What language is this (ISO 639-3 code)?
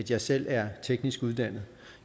dan